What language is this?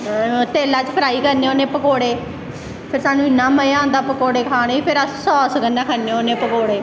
Dogri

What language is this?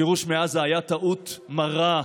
Hebrew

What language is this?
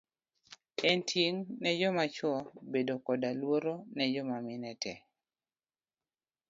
Luo (Kenya and Tanzania)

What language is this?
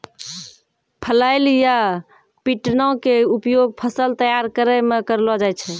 Maithili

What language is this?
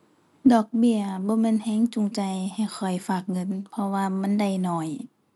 Thai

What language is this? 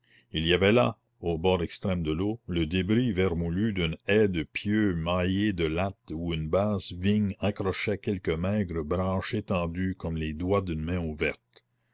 French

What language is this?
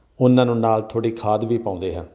Punjabi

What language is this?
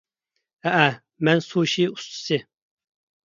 Uyghur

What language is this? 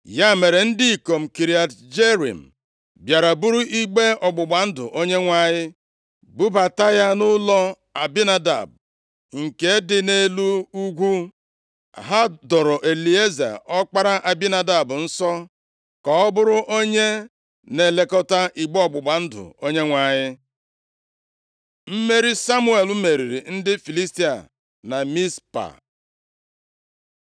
Igbo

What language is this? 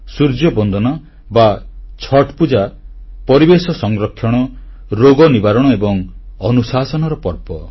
Odia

